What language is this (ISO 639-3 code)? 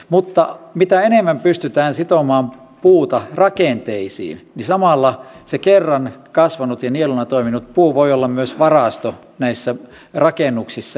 fin